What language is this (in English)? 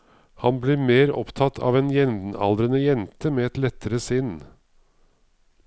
Norwegian